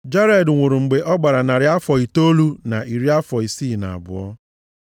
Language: Igbo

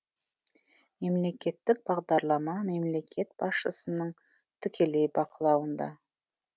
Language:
Kazakh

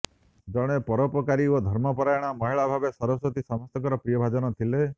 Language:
Odia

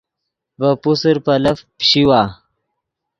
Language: Yidgha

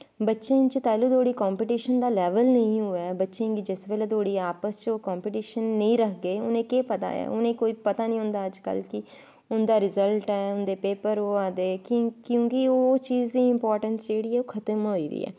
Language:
Dogri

